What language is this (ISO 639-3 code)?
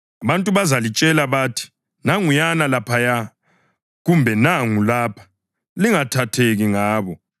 nde